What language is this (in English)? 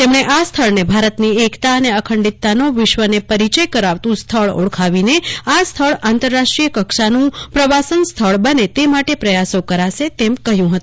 Gujarati